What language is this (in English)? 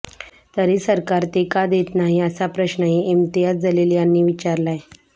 Marathi